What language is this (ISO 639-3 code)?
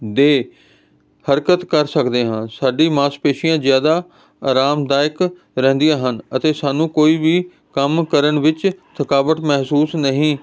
pan